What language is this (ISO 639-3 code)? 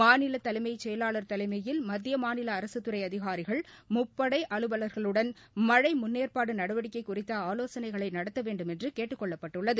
tam